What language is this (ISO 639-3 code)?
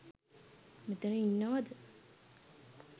sin